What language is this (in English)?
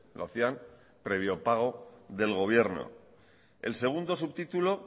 Spanish